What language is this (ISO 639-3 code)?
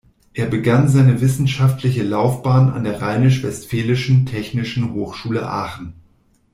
deu